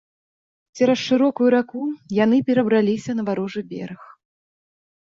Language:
Belarusian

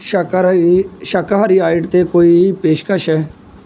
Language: Punjabi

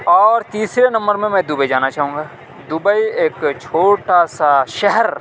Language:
Urdu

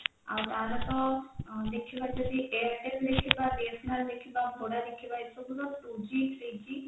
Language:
Odia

